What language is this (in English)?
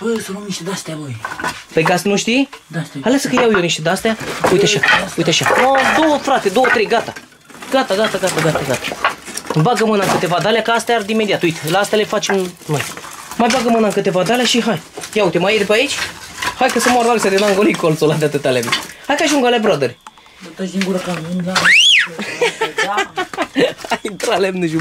Romanian